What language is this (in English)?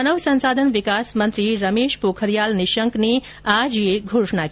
Hindi